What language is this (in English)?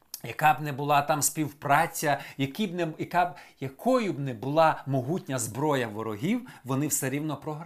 Ukrainian